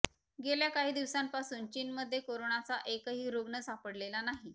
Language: Marathi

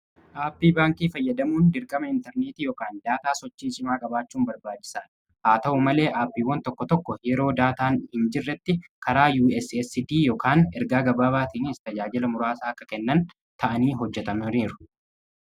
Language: Oromo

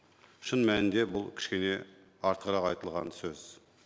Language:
Kazakh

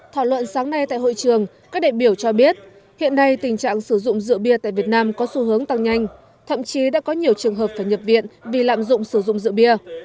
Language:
Vietnamese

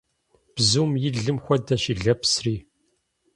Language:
Kabardian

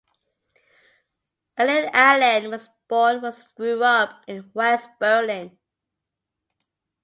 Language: English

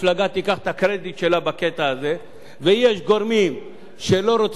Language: Hebrew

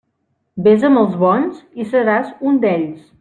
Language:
Catalan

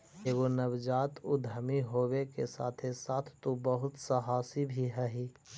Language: Magahi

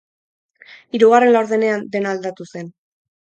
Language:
Basque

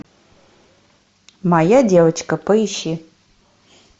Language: Russian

